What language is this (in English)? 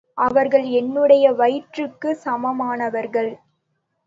Tamil